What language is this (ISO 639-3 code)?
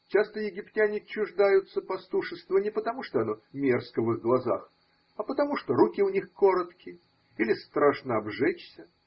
rus